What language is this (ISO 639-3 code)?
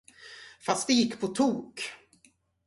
swe